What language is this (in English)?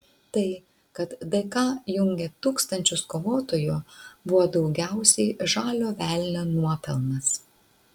Lithuanian